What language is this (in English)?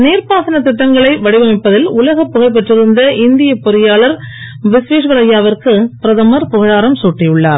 Tamil